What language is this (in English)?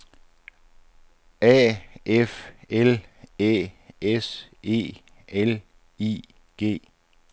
Danish